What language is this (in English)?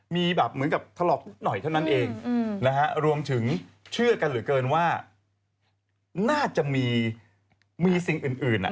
Thai